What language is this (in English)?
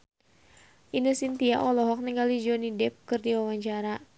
Sundanese